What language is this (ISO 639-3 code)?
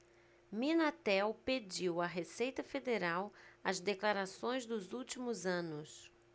por